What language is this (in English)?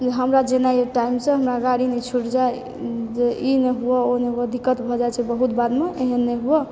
Maithili